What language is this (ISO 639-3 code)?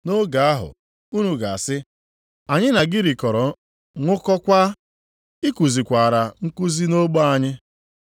ibo